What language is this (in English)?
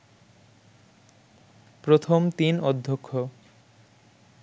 Bangla